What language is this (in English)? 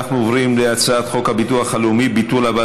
Hebrew